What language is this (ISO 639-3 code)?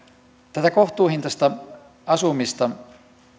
fin